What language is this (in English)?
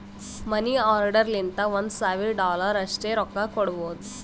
Kannada